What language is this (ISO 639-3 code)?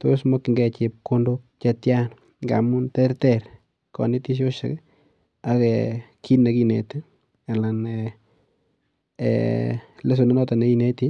kln